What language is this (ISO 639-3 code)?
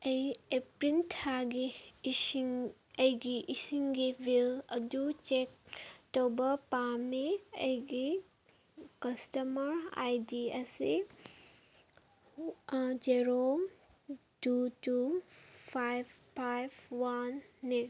mni